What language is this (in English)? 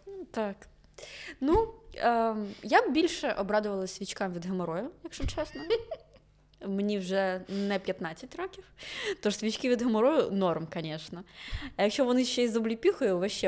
Ukrainian